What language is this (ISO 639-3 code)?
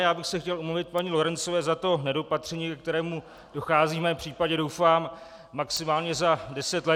ces